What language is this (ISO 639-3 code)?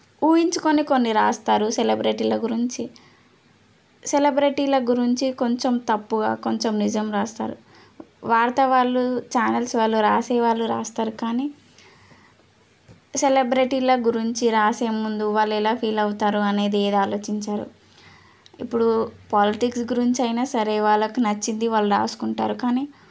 tel